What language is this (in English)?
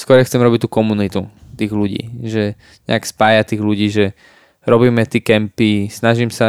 Slovak